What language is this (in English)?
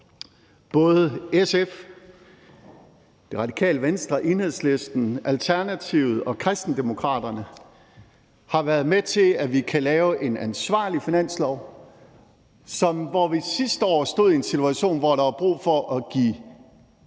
Danish